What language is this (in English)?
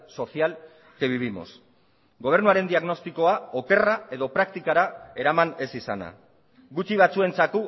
Basque